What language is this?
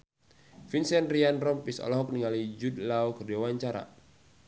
Sundanese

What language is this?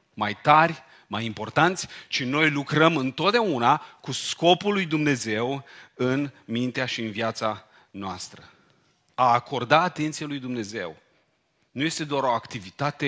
Romanian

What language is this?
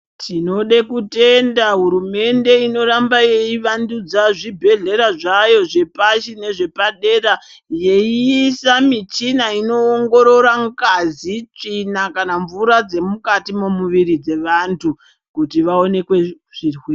Ndau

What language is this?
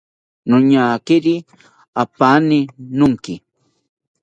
South Ucayali Ashéninka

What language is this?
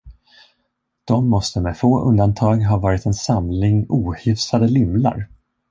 Swedish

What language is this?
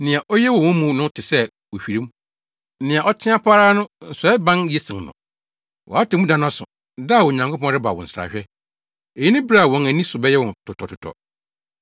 Akan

